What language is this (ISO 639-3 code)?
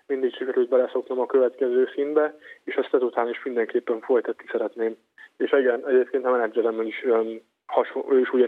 hun